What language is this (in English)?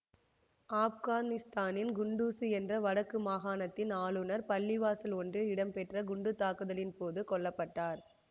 Tamil